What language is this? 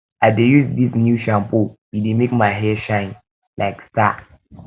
Nigerian Pidgin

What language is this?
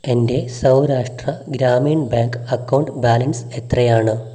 Malayalam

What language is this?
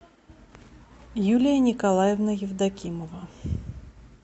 Russian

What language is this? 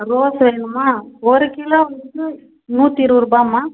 Tamil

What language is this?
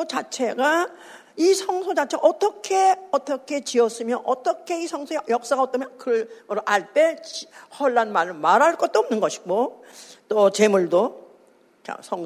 Korean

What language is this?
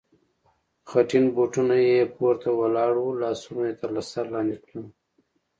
Pashto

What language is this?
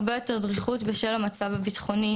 Hebrew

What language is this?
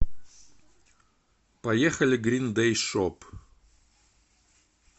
Russian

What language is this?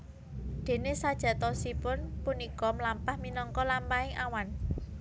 Javanese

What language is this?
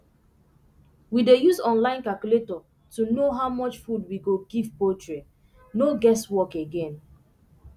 Nigerian Pidgin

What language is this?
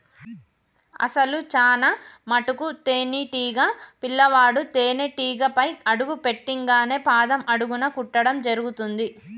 Telugu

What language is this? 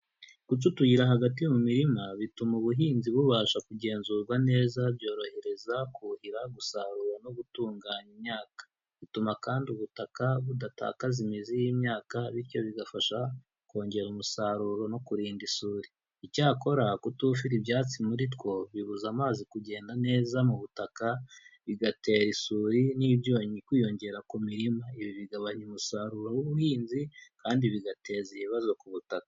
Kinyarwanda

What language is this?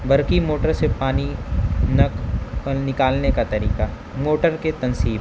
Urdu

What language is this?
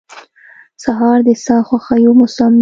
Pashto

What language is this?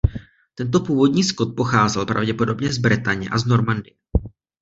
Czech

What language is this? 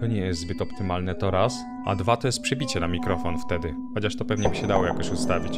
Polish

